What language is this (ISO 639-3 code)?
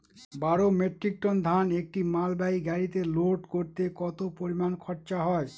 ben